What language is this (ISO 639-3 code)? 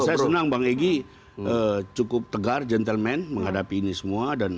ind